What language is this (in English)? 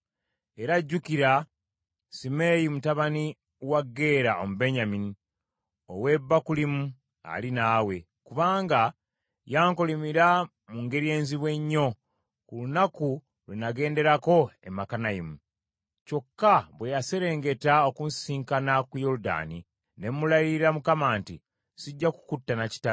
Ganda